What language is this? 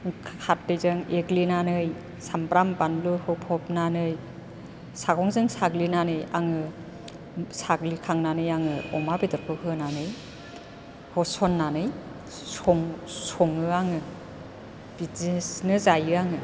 Bodo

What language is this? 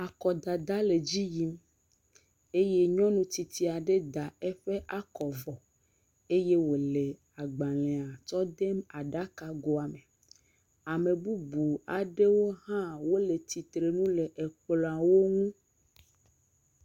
Ewe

